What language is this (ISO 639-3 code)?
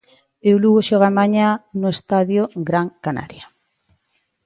glg